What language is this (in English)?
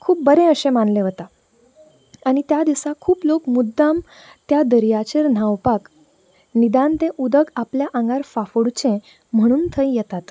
Konkani